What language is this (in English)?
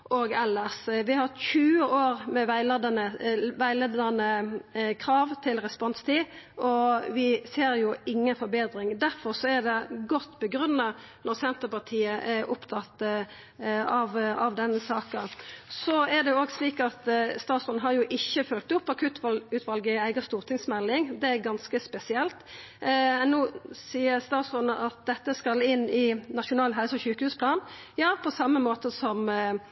Norwegian Nynorsk